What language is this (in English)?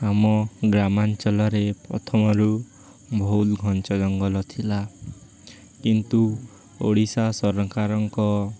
Odia